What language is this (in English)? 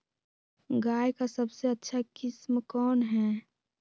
Magahi